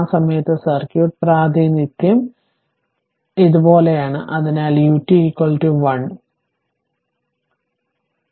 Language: Malayalam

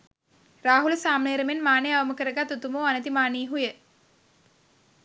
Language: Sinhala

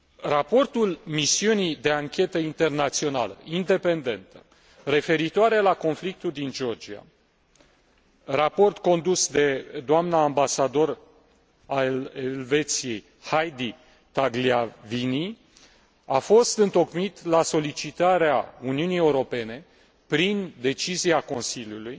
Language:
Romanian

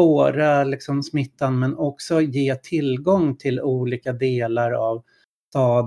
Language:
Swedish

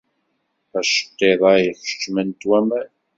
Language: Kabyle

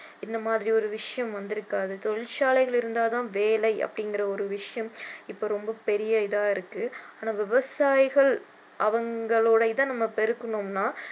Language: Tamil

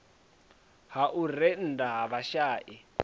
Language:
Venda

